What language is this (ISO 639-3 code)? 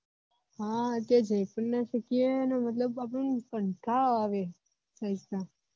guj